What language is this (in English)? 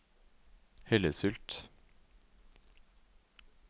Norwegian